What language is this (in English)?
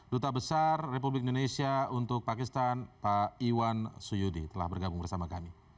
Indonesian